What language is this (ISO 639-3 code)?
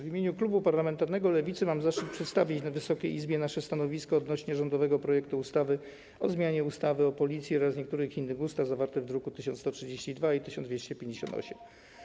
pol